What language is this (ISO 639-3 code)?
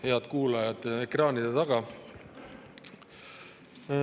est